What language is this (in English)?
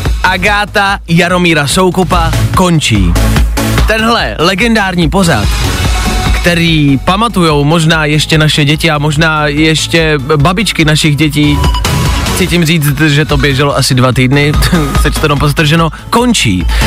Czech